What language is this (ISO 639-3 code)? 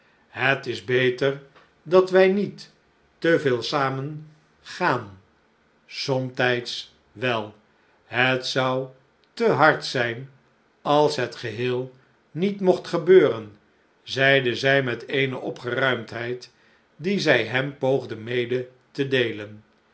nld